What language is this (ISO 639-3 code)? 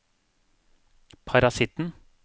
nor